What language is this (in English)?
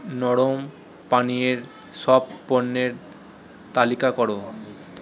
Bangla